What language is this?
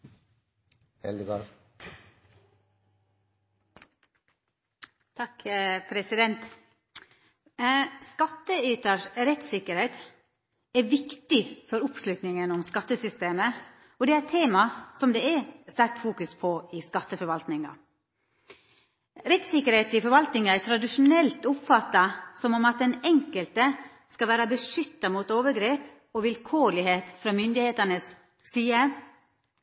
Norwegian Nynorsk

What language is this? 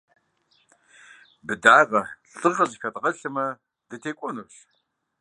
Kabardian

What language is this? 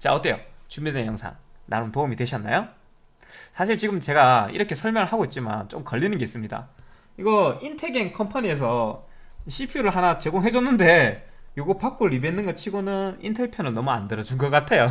Korean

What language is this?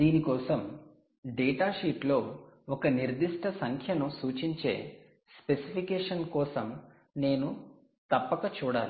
Telugu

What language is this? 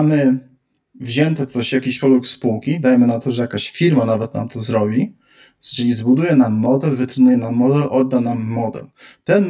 Polish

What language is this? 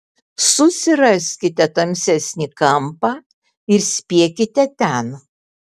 Lithuanian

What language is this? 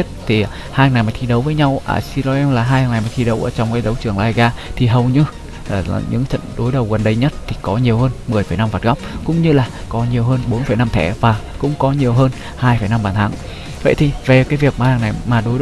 Vietnamese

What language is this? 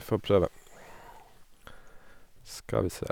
Norwegian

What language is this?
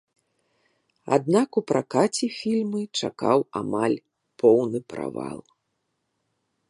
Belarusian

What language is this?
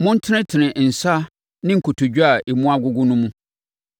Akan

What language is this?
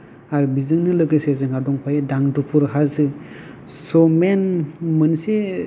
Bodo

